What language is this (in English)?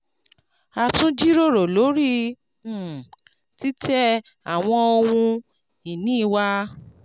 Yoruba